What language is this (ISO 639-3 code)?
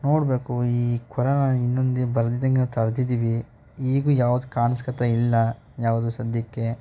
kan